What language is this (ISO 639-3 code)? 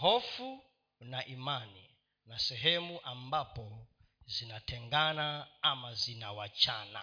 swa